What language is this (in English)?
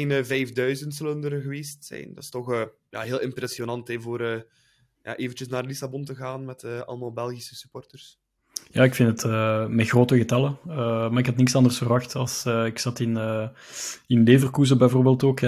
Dutch